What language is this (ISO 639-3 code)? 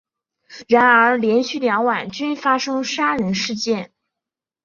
zho